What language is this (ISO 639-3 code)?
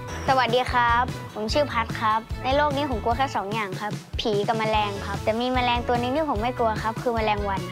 tha